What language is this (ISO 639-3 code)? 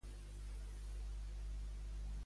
cat